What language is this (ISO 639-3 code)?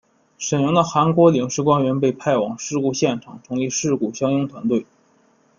zho